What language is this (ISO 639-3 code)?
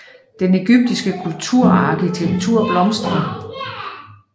dan